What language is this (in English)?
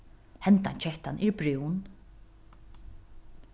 Faroese